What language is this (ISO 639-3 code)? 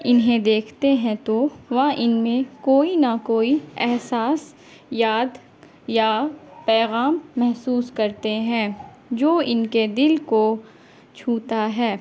urd